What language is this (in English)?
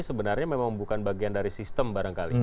Indonesian